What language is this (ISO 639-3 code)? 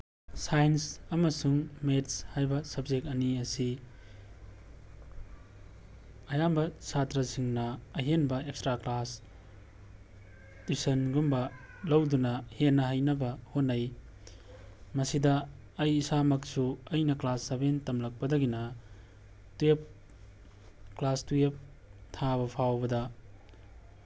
mni